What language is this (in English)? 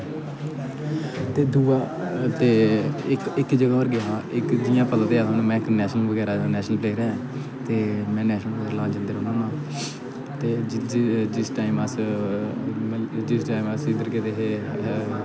Dogri